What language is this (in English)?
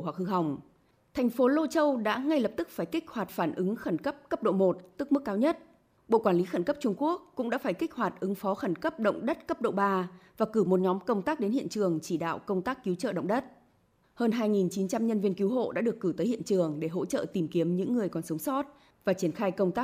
Vietnamese